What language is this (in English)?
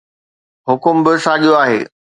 Sindhi